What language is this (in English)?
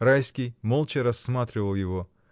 Russian